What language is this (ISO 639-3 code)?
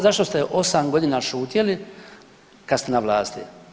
hrv